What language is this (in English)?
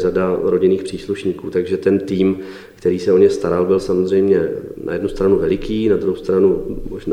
Czech